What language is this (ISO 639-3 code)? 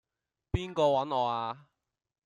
yue